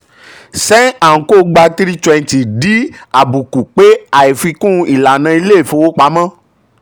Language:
Yoruba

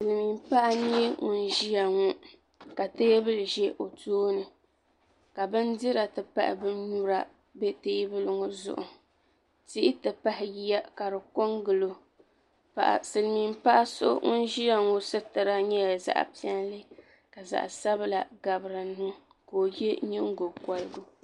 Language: Dagbani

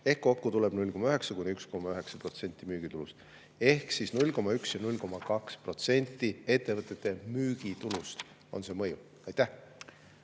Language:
Estonian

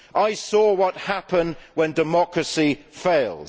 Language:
English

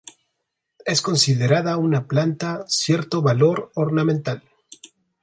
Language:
Spanish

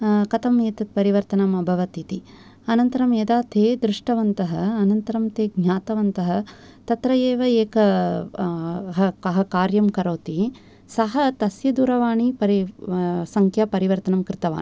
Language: Sanskrit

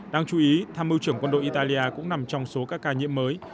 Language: Vietnamese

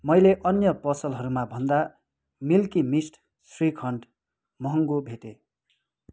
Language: Nepali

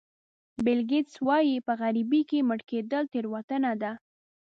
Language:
Pashto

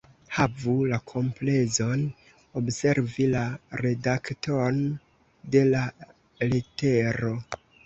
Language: Esperanto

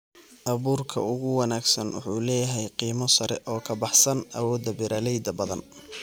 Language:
Somali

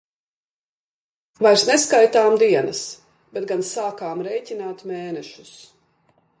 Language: Latvian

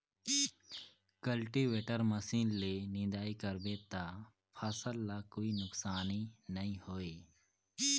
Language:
Chhattisgarhi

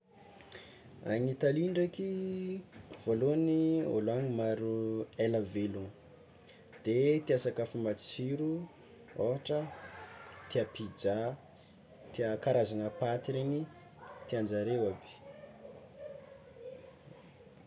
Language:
Tsimihety Malagasy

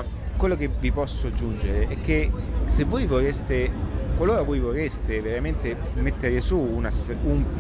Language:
Italian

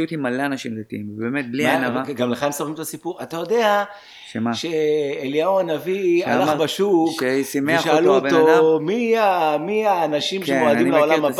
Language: Hebrew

